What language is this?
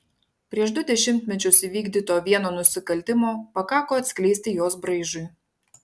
Lithuanian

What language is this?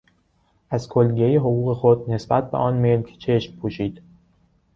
Persian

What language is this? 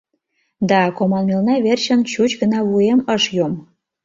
Mari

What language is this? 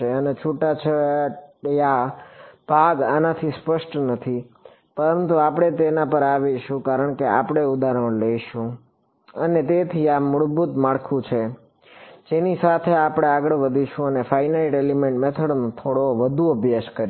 Gujarati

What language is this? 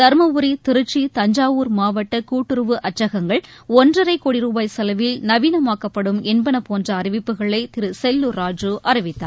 Tamil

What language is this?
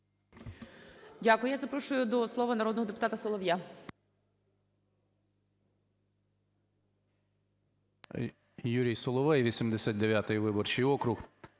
Ukrainian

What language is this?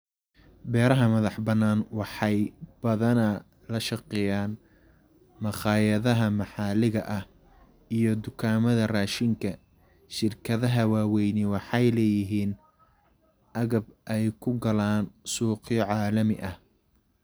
Somali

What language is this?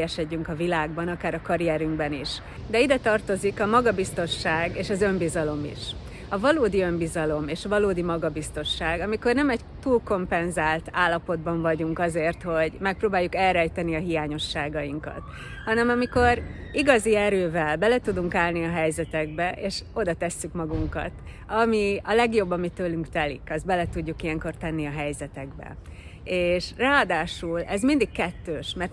Hungarian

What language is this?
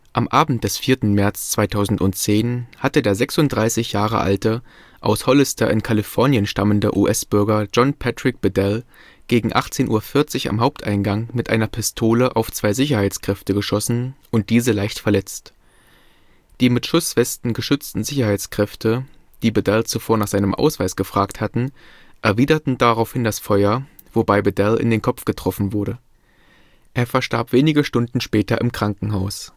German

